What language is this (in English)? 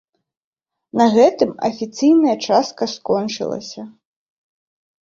Belarusian